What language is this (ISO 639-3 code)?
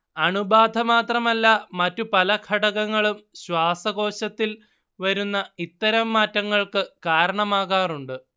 mal